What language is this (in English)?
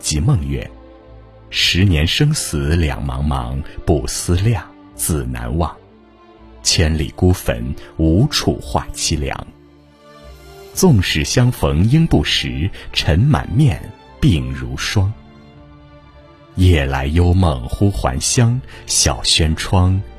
Chinese